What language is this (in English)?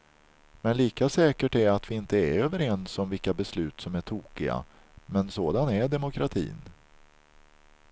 Swedish